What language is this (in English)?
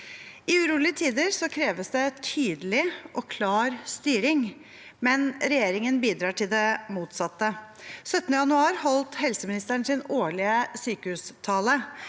Norwegian